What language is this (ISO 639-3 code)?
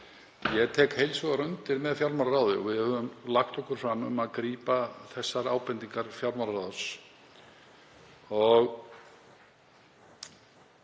isl